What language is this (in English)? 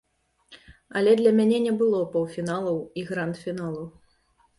Belarusian